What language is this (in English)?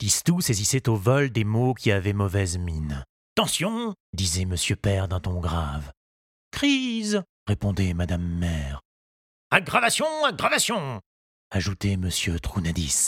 French